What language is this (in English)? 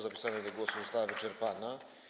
Polish